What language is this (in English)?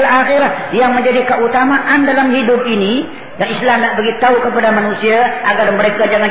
Malay